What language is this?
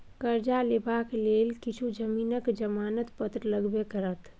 Maithili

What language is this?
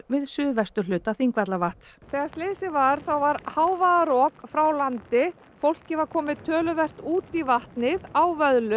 Icelandic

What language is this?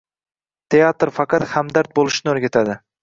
Uzbek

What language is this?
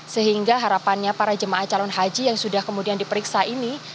Indonesian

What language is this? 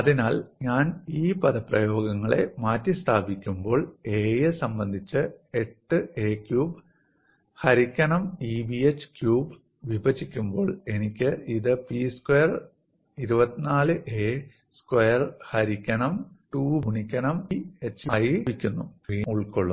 Malayalam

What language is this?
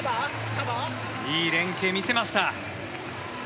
Japanese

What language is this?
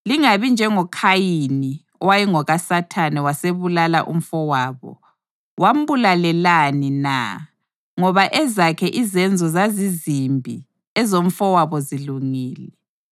North Ndebele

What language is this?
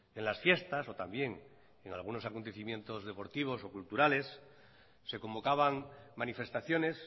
Spanish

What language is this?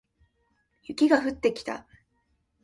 Japanese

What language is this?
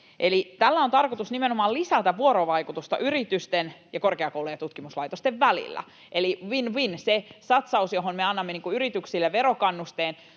Finnish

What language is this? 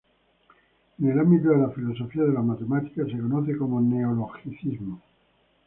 Spanish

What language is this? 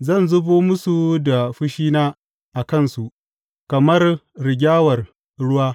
Hausa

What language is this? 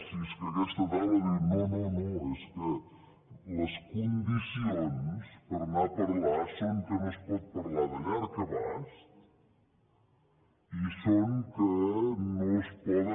Catalan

